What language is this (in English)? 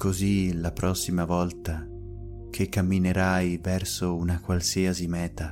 Italian